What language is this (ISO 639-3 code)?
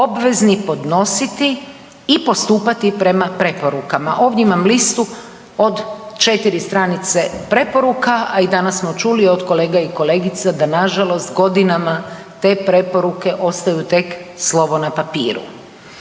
hrv